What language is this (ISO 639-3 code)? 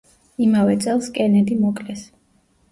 kat